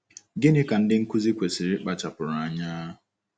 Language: Igbo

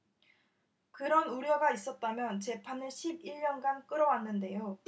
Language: Korean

